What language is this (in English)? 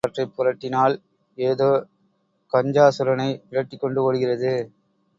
Tamil